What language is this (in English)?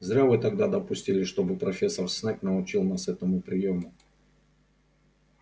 Russian